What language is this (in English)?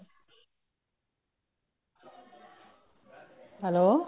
Punjabi